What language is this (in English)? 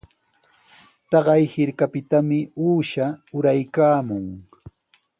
Sihuas Ancash Quechua